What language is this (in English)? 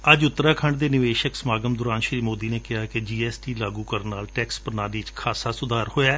Punjabi